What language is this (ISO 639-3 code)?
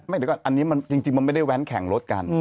tha